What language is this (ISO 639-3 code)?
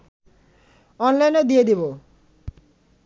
ben